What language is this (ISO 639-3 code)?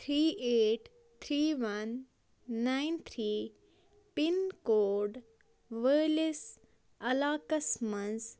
kas